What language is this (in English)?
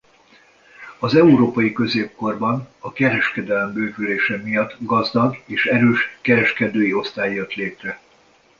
Hungarian